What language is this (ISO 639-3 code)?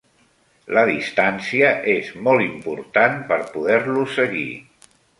cat